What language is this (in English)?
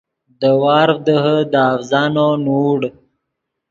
Yidgha